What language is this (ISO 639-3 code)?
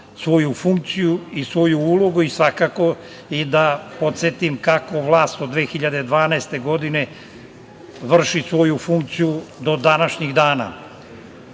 srp